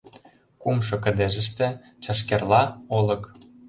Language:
Mari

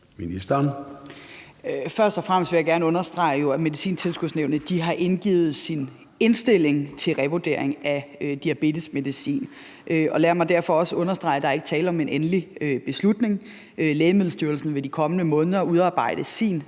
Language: Danish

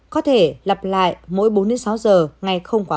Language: Vietnamese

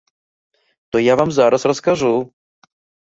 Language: Belarusian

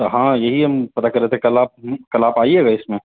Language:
Urdu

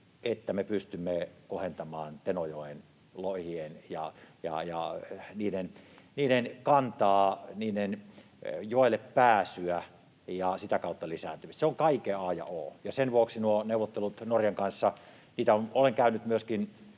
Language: Finnish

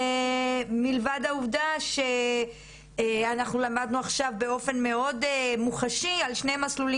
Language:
Hebrew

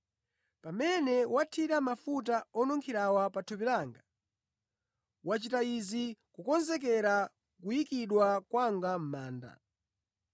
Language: Nyanja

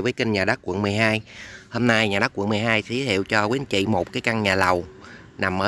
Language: Vietnamese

